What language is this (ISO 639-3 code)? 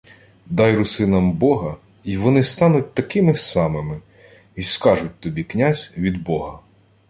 ukr